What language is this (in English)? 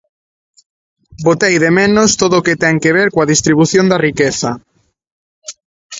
Galician